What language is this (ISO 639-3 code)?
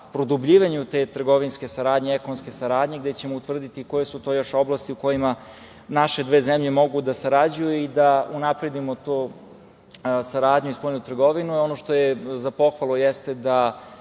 srp